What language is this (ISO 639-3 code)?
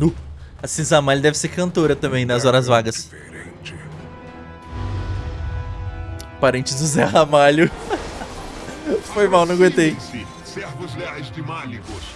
por